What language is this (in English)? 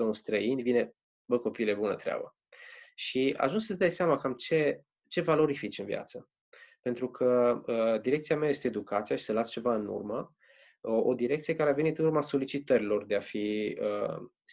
Romanian